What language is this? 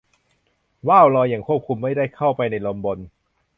Thai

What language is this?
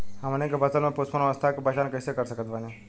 Bhojpuri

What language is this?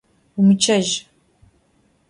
Adyghe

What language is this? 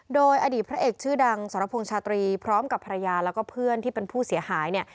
Thai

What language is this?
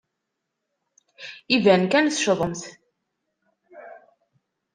Kabyle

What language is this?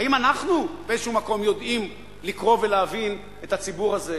Hebrew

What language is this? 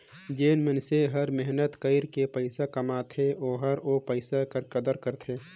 Chhattisgarhi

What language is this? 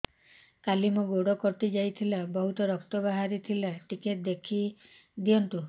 Odia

